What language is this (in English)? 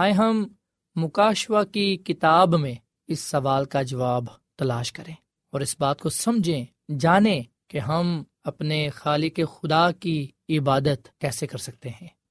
Urdu